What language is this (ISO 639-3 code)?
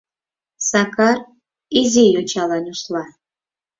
chm